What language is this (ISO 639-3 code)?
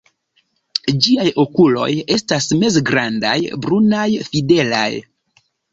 epo